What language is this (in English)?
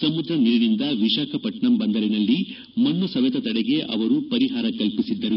Kannada